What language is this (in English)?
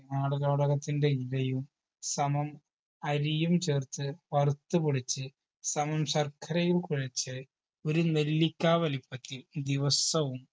Malayalam